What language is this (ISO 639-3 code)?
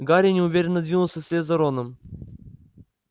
rus